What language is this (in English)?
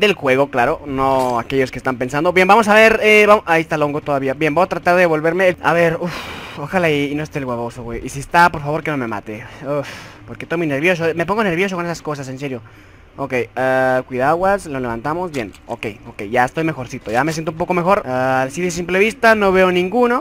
Spanish